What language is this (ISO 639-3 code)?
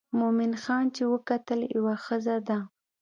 pus